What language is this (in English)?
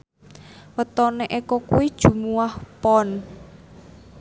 Javanese